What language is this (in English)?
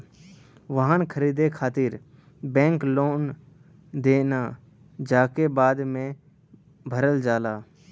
Bhojpuri